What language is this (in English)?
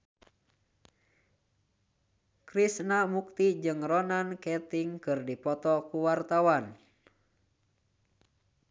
Sundanese